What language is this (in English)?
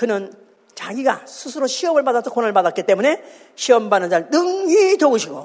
Korean